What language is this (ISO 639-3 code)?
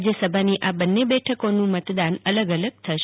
guj